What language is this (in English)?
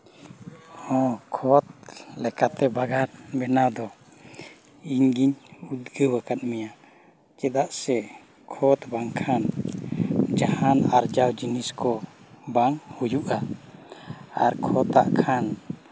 Santali